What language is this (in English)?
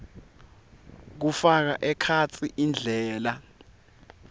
Swati